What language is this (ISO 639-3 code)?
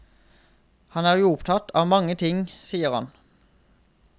nor